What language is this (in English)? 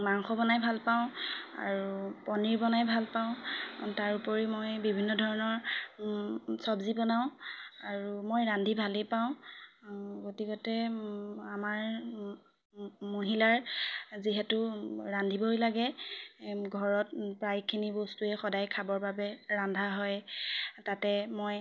Assamese